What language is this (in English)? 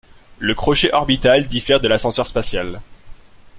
French